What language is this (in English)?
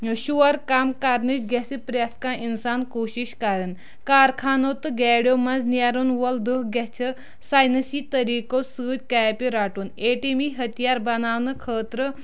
Kashmiri